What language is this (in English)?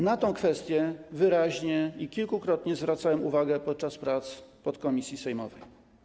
Polish